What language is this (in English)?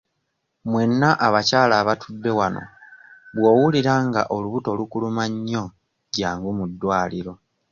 Ganda